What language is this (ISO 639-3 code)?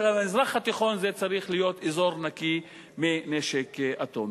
heb